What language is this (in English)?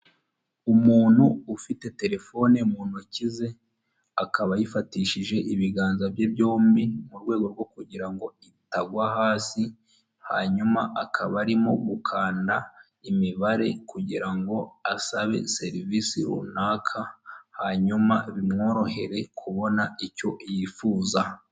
Kinyarwanda